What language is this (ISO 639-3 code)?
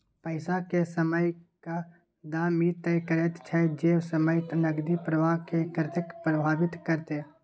mai